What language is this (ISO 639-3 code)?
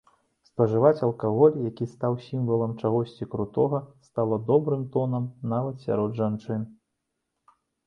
bel